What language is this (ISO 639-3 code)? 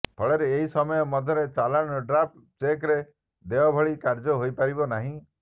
ori